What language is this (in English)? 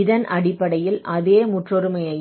Tamil